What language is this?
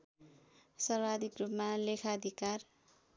Nepali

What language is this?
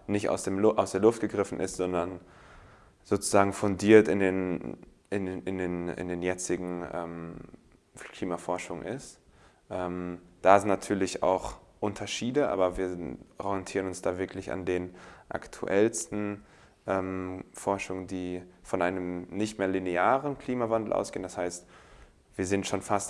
German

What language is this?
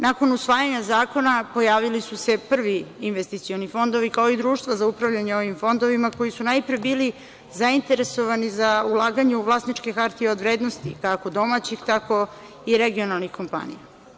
Serbian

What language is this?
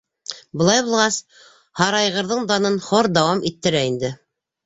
Bashkir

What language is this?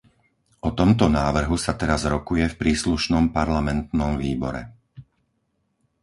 Slovak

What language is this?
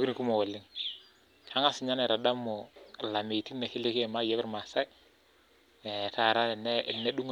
Masai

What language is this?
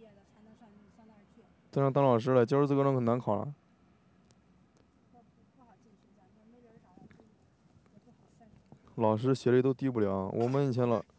Chinese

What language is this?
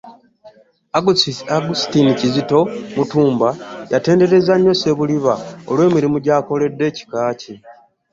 Ganda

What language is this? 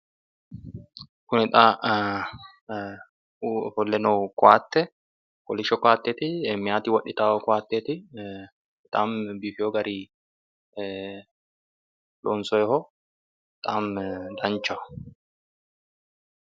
Sidamo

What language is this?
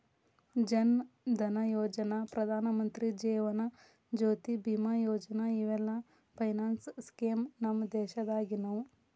Kannada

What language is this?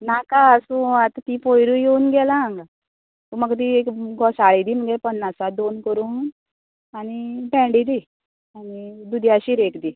Konkani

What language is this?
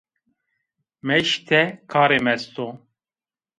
Zaza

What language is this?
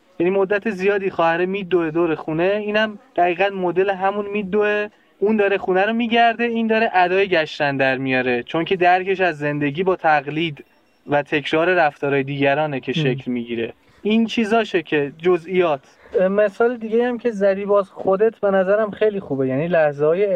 Persian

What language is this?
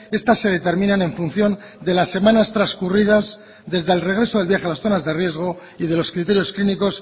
Spanish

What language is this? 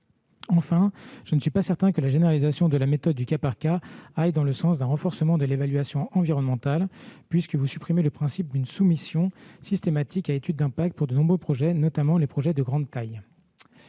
French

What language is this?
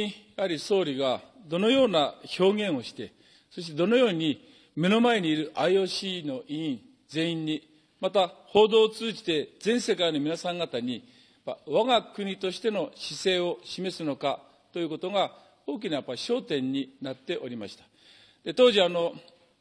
Japanese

